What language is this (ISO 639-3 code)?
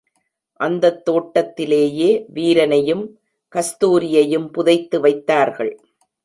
tam